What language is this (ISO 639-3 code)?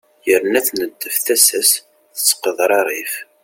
kab